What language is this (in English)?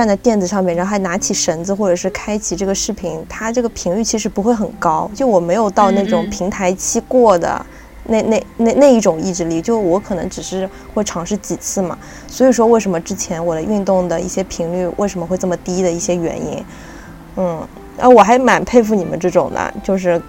Chinese